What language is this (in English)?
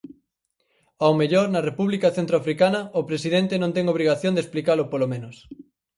Galician